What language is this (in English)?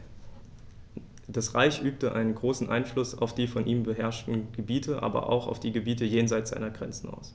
German